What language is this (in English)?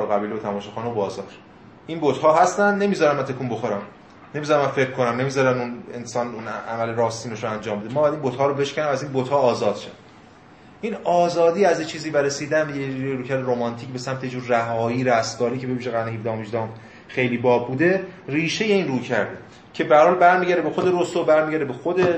Persian